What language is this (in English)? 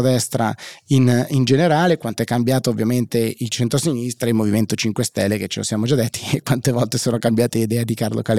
Italian